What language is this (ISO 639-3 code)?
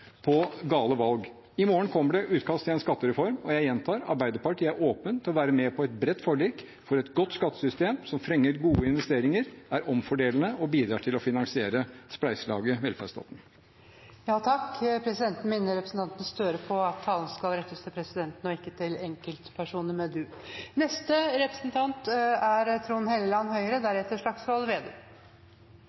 nor